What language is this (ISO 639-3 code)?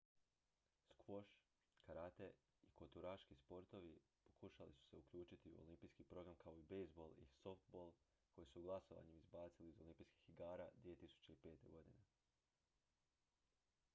hrv